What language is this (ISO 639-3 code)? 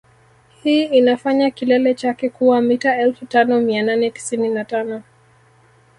swa